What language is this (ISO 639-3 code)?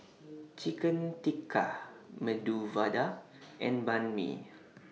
eng